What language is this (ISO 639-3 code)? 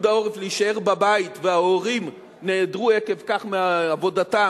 heb